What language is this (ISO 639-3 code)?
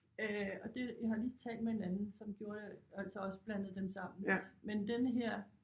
dan